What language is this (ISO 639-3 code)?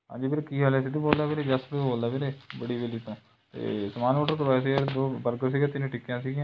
pan